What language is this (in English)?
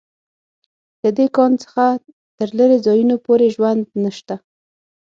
Pashto